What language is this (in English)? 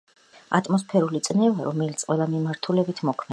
Georgian